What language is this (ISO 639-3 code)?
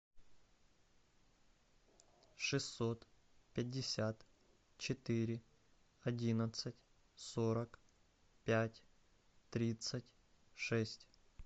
rus